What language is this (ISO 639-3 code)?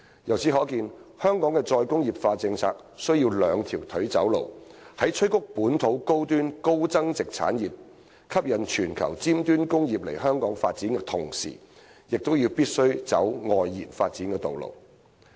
yue